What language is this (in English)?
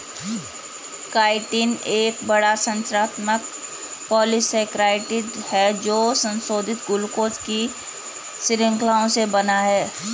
Hindi